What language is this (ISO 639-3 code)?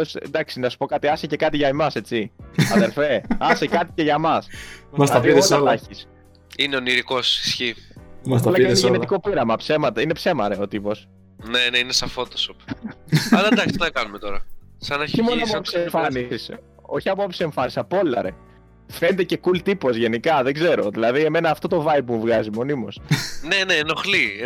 ell